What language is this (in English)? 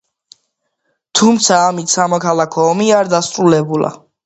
Georgian